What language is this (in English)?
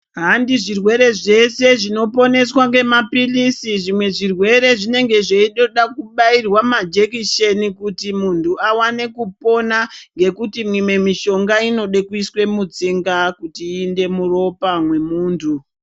Ndau